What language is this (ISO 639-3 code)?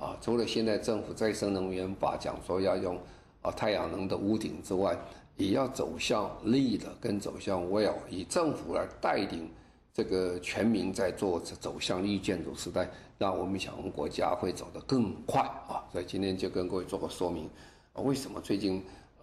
zho